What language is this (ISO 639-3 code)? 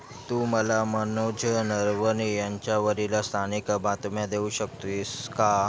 mar